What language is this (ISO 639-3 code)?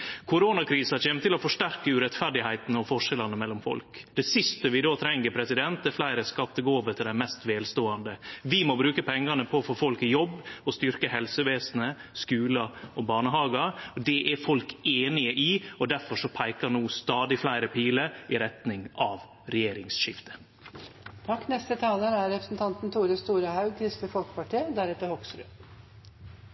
nno